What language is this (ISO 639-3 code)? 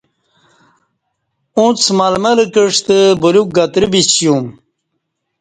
bsh